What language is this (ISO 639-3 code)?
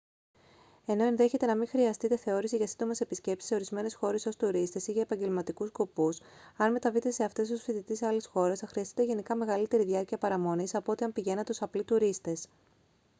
ell